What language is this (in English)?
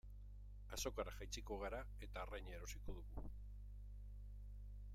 Basque